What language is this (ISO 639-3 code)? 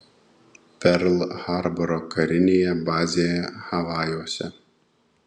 lit